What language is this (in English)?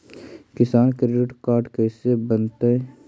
Magahi